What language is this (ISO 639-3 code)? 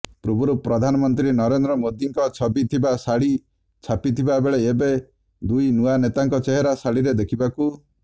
ori